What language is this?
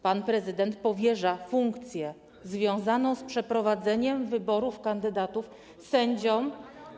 Polish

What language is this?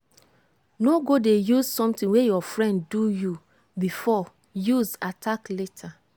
Nigerian Pidgin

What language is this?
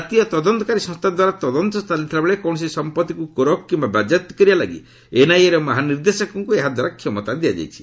Odia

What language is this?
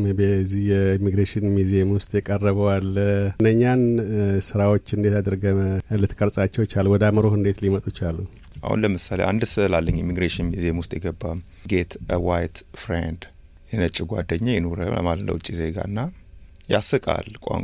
Amharic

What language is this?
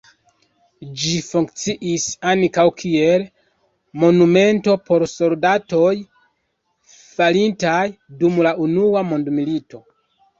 Esperanto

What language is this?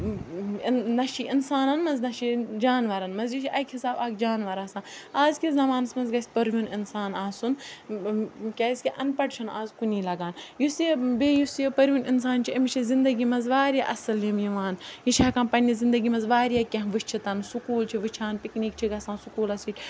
Kashmiri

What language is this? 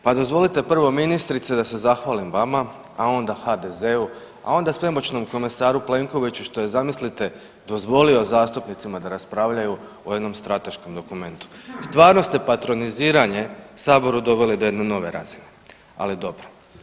Croatian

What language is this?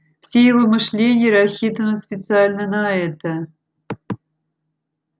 Russian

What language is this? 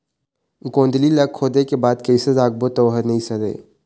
Chhattisgarhi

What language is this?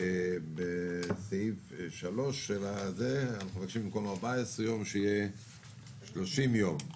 Hebrew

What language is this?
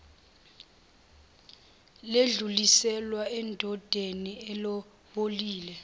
Zulu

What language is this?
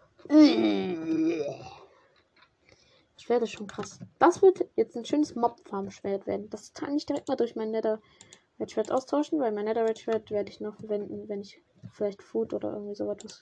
German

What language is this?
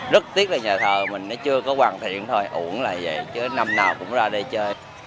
Vietnamese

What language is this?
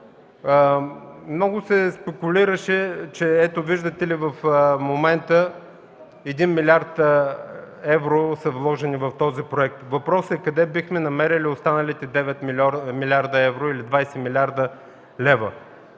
Bulgarian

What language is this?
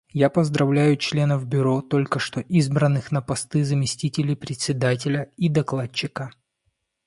Russian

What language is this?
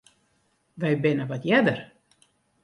Western Frisian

